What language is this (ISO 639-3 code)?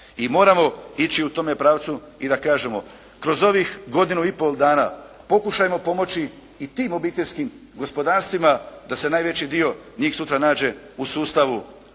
hrv